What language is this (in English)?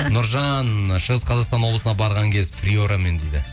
Kazakh